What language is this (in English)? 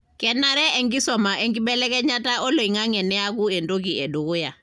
Masai